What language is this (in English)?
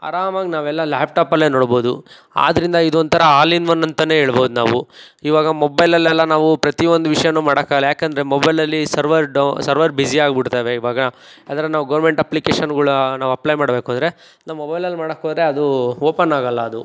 Kannada